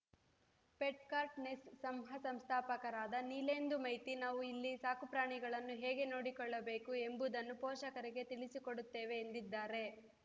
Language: Kannada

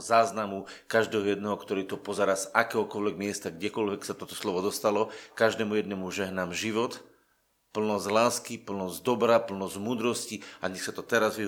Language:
Slovak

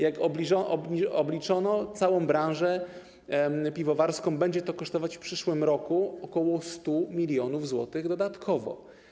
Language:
Polish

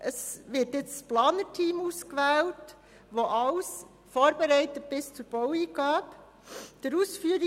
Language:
Swiss German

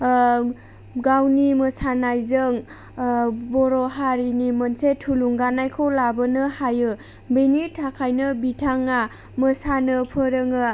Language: Bodo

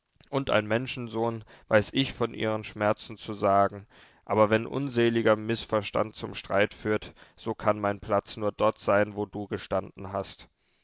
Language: German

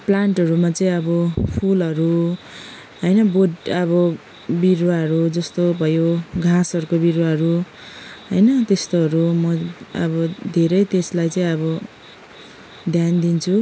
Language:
Nepali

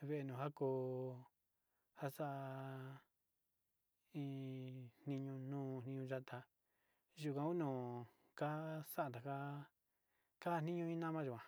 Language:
Sinicahua Mixtec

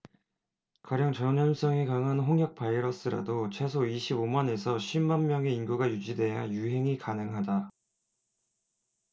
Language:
Korean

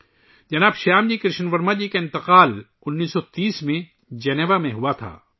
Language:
Urdu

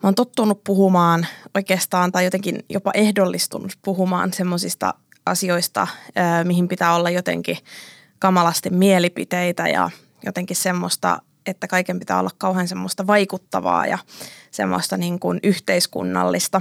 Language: Finnish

